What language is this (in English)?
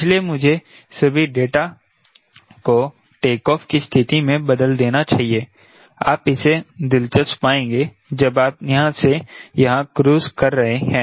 Hindi